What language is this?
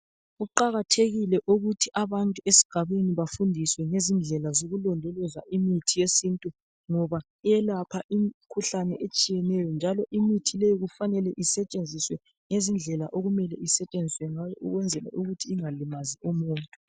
North Ndebele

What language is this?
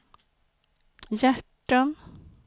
Swedish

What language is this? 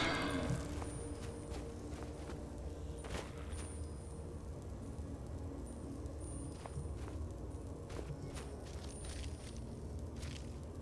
Polish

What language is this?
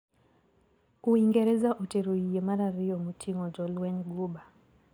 Luo (Kenya and Tanzania)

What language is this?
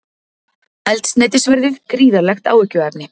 Icelandic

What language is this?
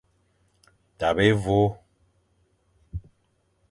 Fang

